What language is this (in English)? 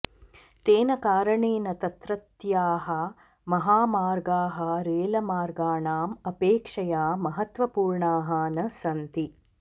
Sanskrit